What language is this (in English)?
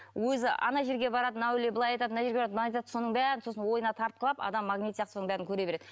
Kazakh